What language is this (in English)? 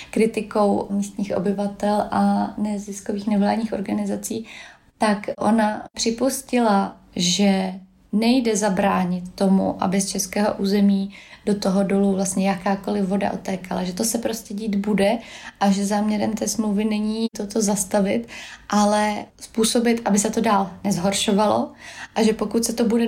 Czech